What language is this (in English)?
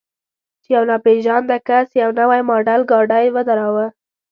Pashto